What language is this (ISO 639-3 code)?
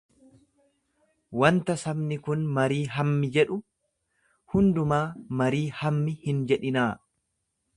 orm